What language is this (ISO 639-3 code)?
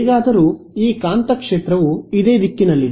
kan